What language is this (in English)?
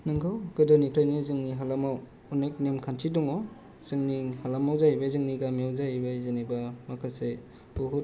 Bodo